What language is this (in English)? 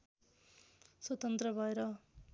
Nepali